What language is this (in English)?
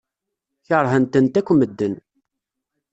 Kabyle